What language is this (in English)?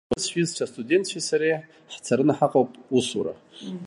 Abkhazian